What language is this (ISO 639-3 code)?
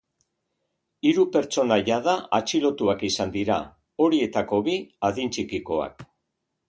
eus